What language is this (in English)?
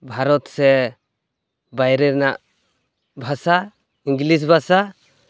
Santali